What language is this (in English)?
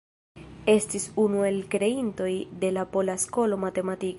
Esperanto